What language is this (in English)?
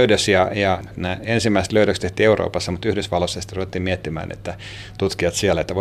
Finnish